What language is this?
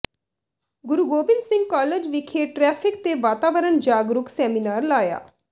Punjabi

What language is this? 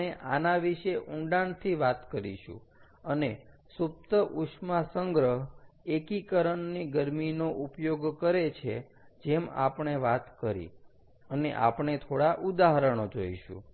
Gujarati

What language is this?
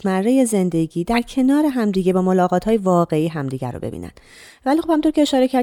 Persian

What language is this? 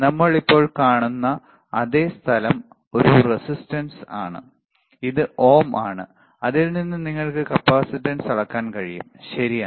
Malayalam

